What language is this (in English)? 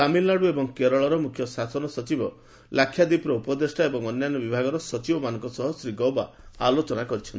Odia